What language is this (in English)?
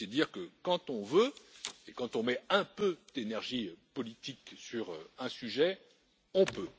French